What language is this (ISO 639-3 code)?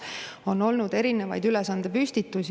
est